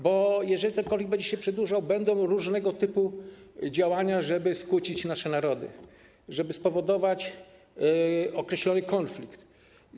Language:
Polish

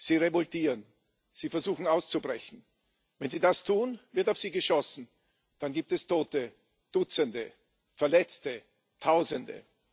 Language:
German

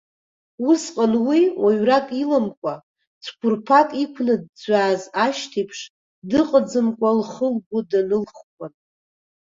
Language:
Abkhazian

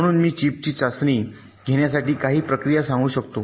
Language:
Marathi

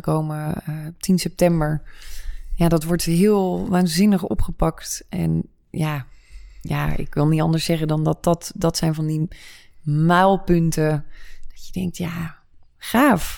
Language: Dutch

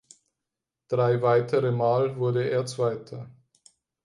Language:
German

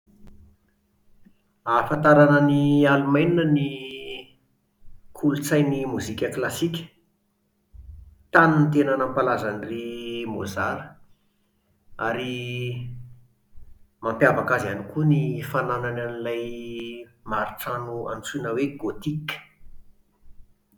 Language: Malagasy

